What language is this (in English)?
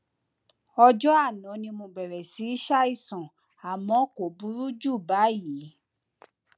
Yoruba